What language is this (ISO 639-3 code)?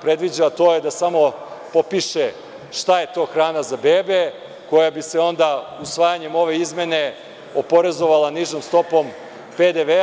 srp